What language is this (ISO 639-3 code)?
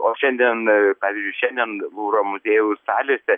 lit